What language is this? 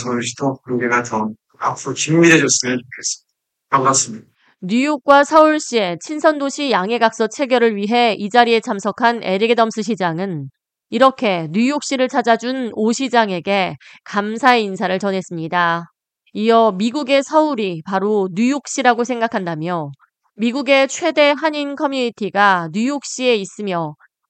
Korean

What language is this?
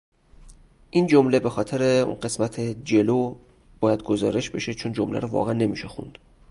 Persian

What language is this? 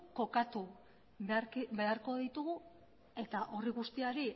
Basque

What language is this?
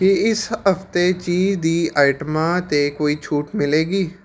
Punjabi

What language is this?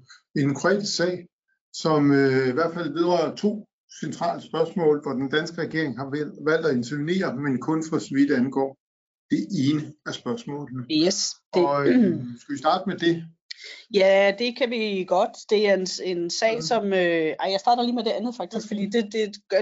Danish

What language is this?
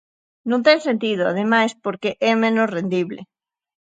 Galician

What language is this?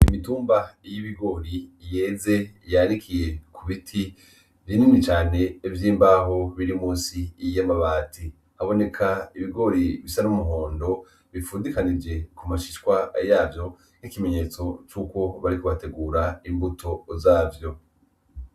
Rundi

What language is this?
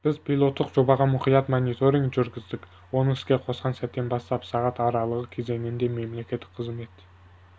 Kazakh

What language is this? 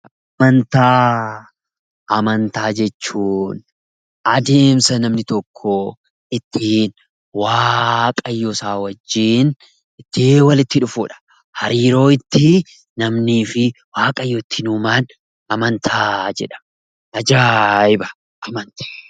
Oromo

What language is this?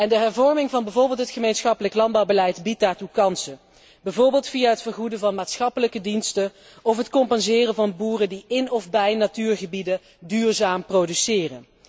Dutch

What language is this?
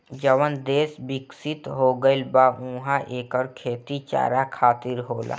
Bhojpuri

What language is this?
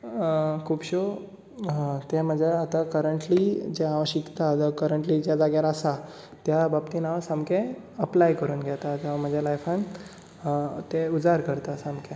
Konkani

